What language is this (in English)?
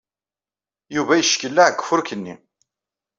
Kabyle